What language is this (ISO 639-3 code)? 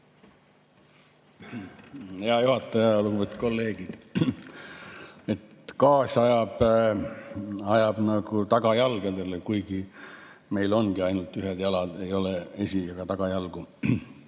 est